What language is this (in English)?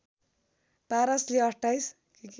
Nepali